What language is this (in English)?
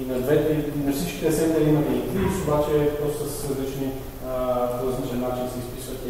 Bulgarian